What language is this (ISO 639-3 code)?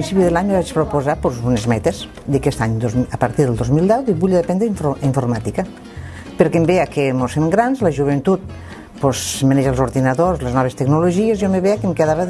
cat